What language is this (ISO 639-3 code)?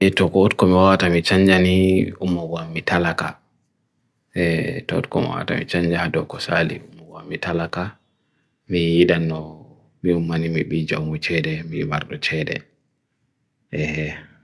fui